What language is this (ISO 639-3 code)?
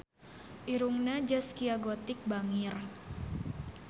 sun